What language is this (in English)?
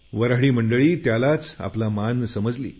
Marathi